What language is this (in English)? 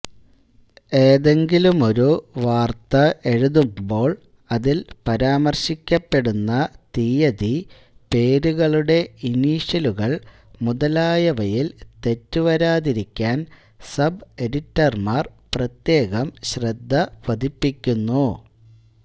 Malayalam